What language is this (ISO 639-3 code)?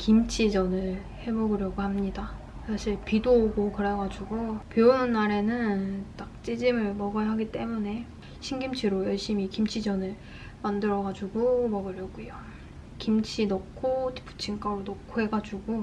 kor